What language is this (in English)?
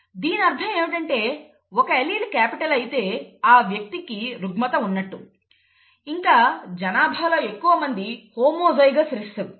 Telugu